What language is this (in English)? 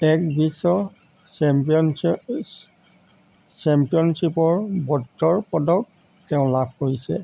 Assamese